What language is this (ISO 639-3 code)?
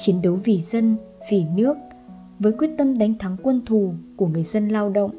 vie